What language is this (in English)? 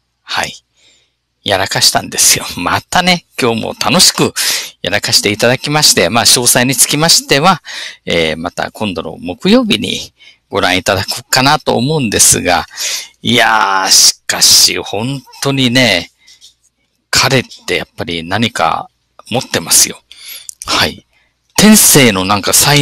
Japanese